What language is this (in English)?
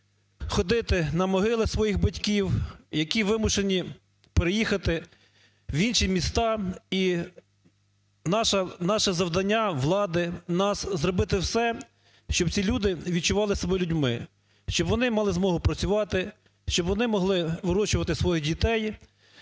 Ukrainian